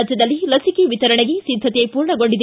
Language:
Kannada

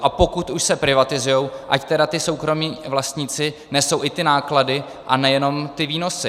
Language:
Czech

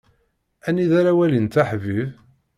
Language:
Kabyle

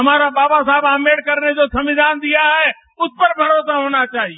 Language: Hindi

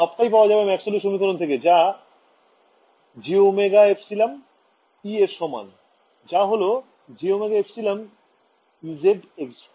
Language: Bangla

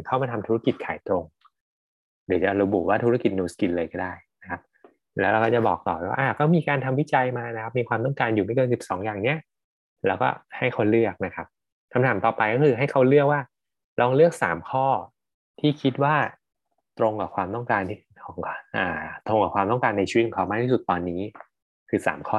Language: Thai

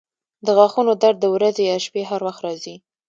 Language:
Pashto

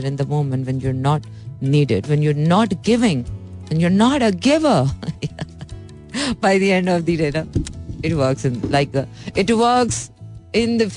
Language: Hindi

